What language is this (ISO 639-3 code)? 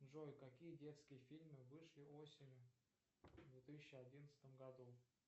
rus